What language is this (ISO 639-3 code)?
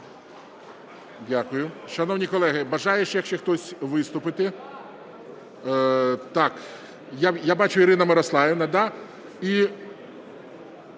ukr